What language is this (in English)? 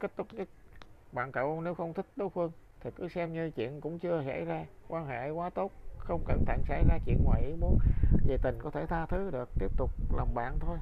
Vietnamese